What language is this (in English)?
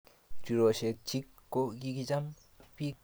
Kalenjin